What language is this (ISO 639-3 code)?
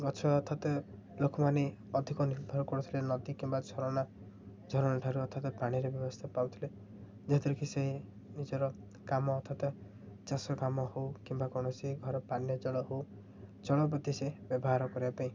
ori